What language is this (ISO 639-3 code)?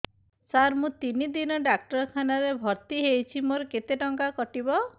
ori